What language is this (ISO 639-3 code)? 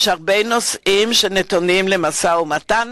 heb